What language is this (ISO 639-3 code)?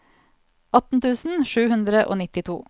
nor